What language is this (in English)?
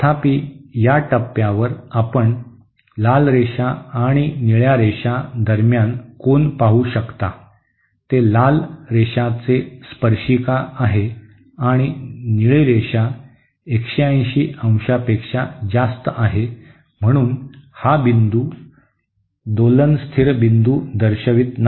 Marathi